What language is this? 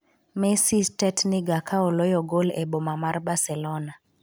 Luo (Kenya and Tanzania)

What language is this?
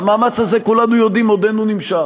Hebrew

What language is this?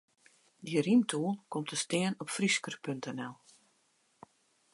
Western Frisian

